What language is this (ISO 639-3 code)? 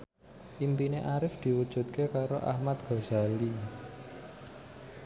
jav